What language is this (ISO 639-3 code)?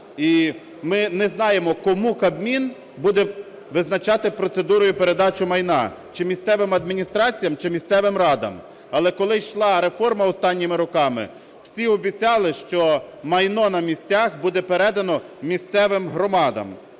ukr